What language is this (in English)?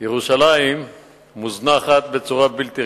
Hebrew